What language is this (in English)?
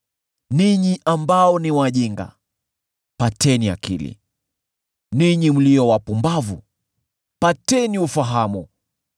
Swahili